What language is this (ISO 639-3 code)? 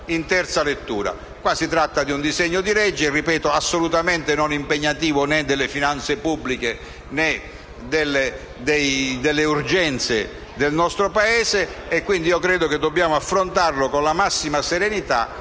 ita